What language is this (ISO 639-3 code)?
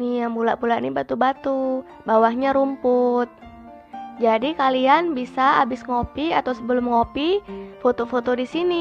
ind